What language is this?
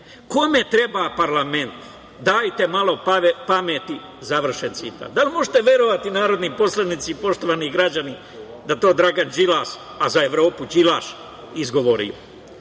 Serbian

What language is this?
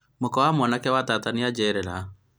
Kikuyu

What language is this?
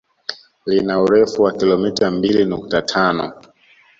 Swahili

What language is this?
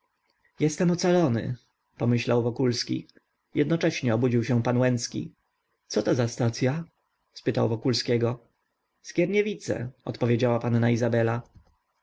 Polish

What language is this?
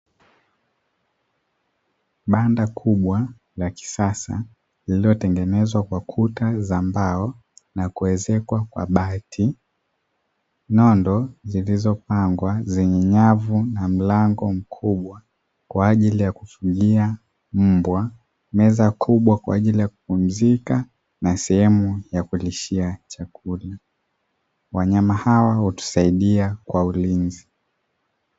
Swahili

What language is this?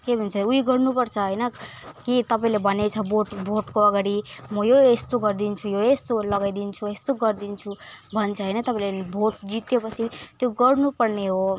Nepali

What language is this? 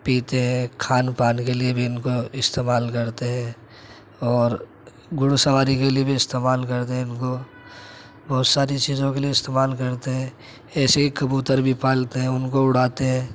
Urdu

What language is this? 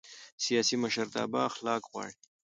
Pashto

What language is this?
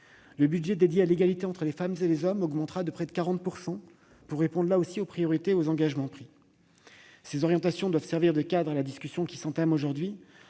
French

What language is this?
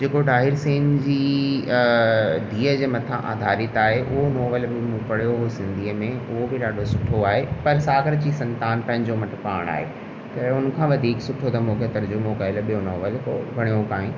Sindhi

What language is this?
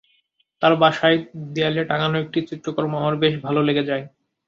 Bangla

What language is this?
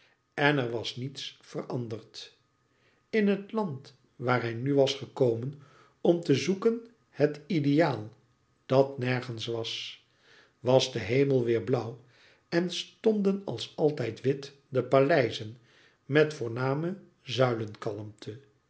Dutch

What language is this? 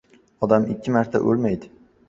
Uzbek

